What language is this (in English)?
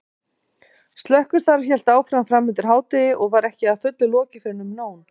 Icelandic